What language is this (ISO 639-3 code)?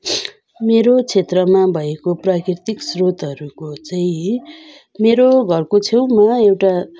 nep